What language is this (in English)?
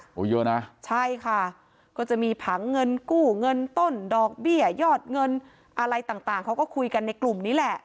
Thai